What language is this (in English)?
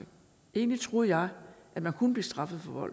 Danish